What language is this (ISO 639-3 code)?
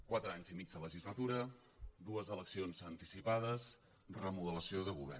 cat